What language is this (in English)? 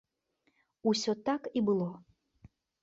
Belarusian